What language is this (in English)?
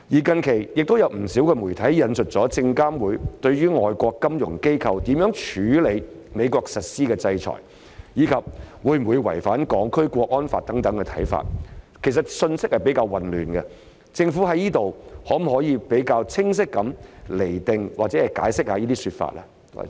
Cantonese